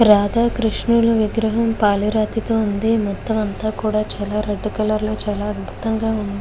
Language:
Telugu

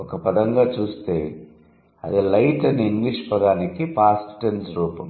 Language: Telugu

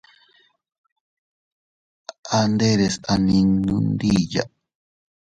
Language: Teutila Cuicatec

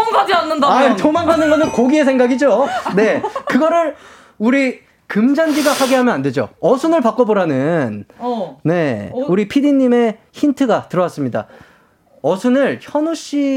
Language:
Korean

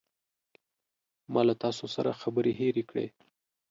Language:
Pashto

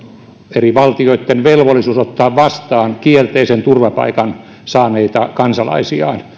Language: Finnish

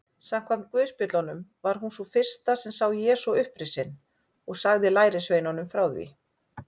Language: Icelandic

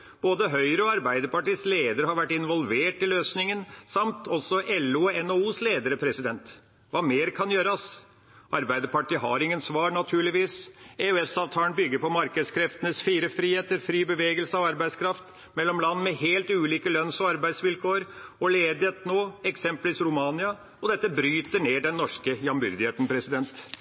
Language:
Norwegian Bokmål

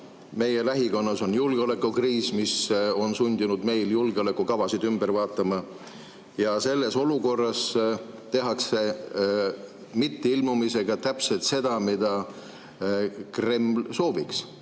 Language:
Estonian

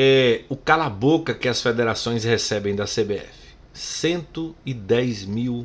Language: Portuguese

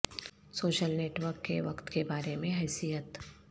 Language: Urdu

